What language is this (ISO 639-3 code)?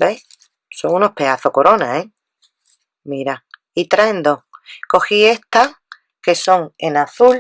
spa